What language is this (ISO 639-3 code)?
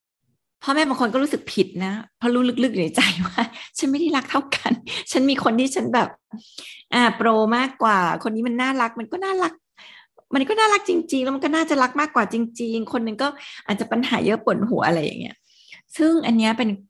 tha